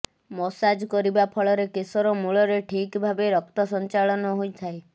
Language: Odia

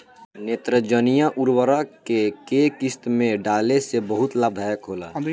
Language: Bhojpuri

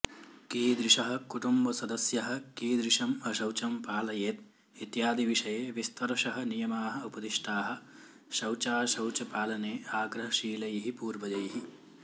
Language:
Sanskrit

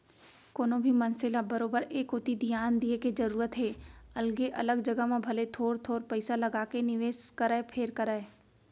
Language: Chhattisgarhi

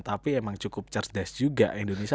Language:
Indonesian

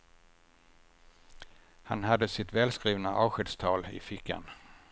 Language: Swedish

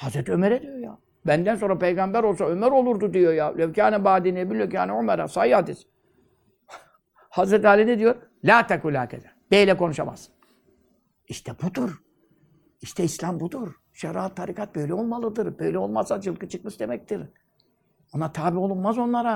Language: Turkish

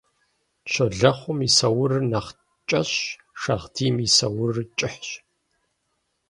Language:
Kabardian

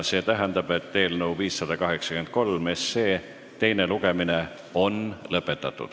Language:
Estonian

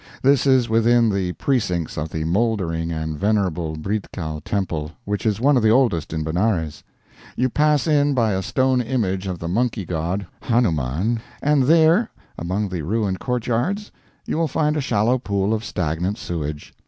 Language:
English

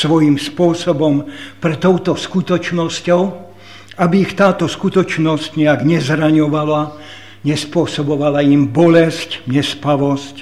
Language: Slovak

